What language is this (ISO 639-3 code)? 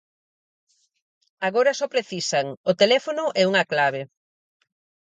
glg